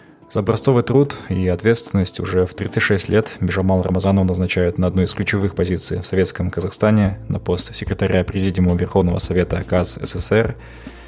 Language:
Kazakh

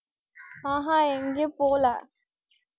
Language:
Tamil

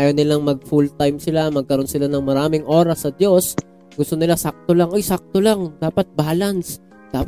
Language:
Filipino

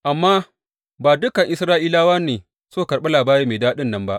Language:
Hausa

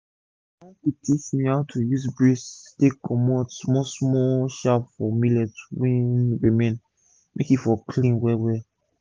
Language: Nigerian Pidgin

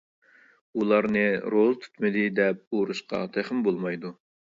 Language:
Uyghur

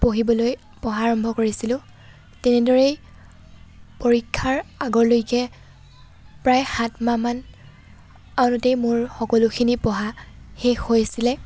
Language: Assamese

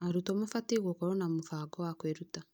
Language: Kikuyu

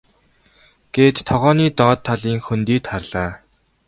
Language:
Mongolian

